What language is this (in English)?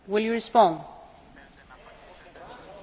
Dutch